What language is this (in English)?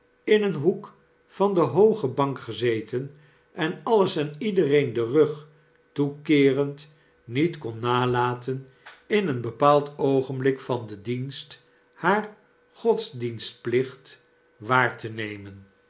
Dutch